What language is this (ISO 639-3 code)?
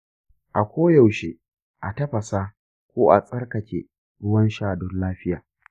hau